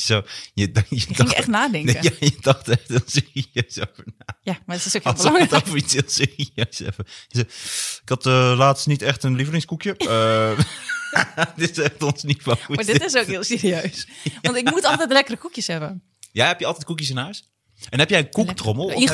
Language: Dutch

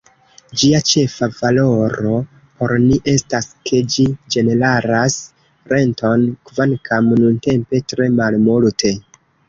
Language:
Esperanto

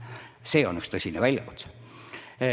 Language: Estonian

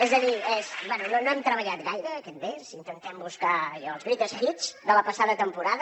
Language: Catalan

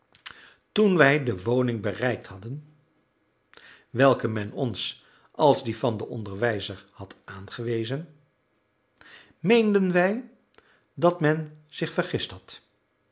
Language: Dutch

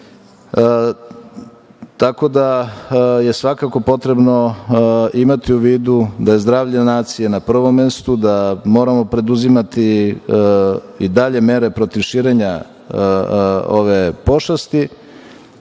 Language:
Serbian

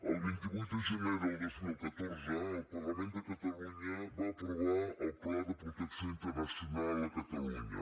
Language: Catalan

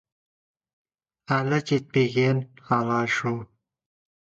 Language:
Kazakh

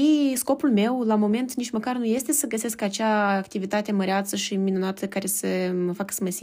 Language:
Romanian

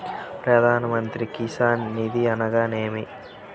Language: Telugu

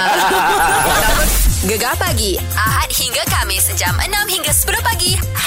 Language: Malay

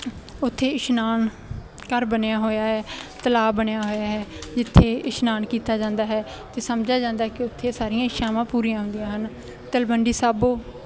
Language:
Punjabi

